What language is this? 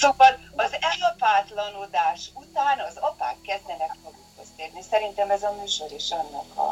Hungarian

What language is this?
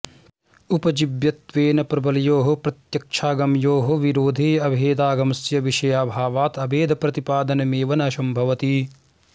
Sanskrit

